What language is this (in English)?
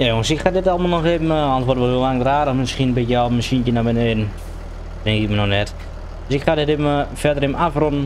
Dutch